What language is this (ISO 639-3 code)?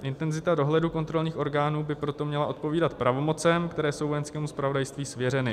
ces